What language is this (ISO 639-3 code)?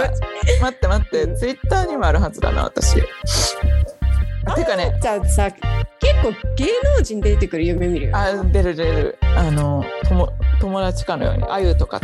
jpn